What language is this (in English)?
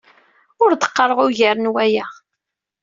Kabyle